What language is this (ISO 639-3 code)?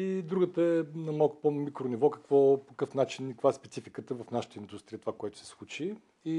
bul